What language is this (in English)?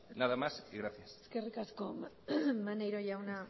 Basque